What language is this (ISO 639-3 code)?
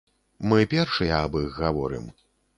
bel